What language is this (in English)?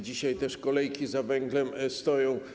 Polish